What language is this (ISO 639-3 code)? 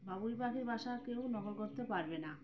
ben